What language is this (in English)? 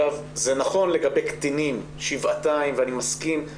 Hebrew